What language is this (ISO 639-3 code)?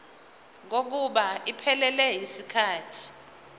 zul